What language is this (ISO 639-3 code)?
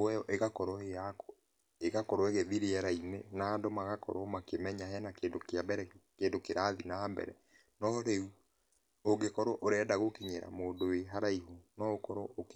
kik